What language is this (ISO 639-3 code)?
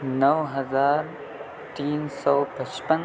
urd